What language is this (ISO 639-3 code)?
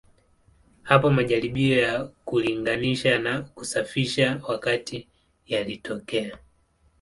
swa